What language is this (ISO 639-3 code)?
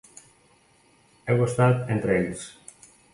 cat